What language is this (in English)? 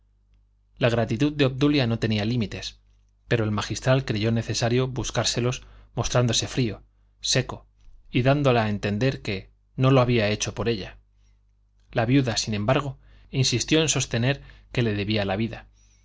Spanish